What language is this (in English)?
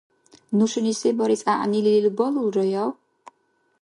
Dargwa